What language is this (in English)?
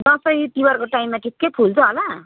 Nepali